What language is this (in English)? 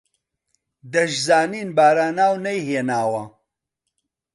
Central Kurdish